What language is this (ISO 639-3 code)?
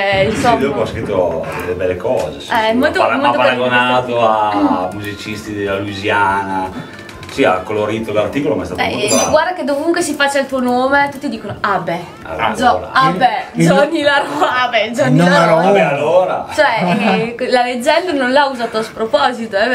ita